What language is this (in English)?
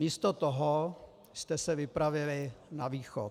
Czech